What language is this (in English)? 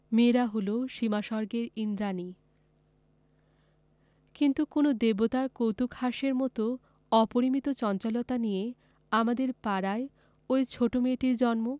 Bangla